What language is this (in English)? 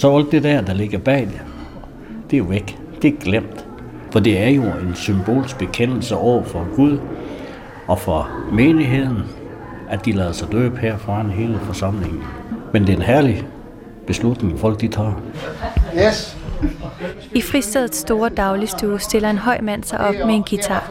Danish